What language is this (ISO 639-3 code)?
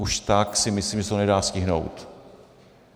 ces